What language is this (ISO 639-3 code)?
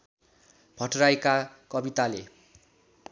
nep